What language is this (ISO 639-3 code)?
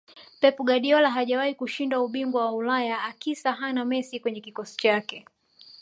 swa